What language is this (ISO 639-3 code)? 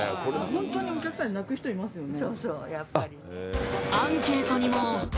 jpn